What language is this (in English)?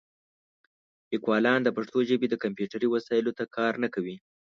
Pashto